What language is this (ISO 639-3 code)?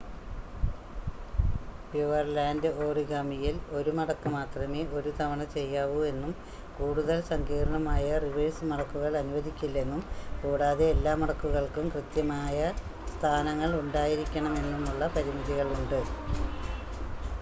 mal